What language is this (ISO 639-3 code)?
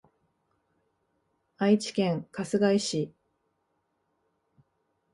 jpn